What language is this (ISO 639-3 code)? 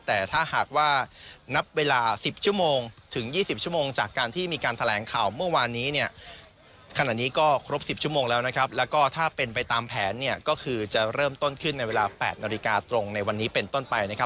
tha